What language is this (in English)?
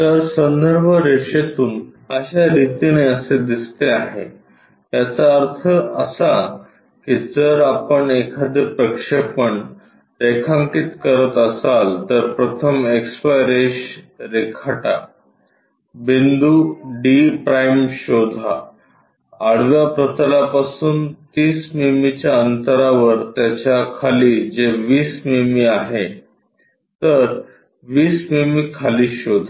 Marathi